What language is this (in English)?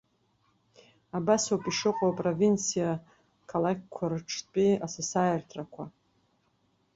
Abkhazian